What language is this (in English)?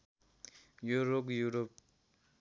Nepali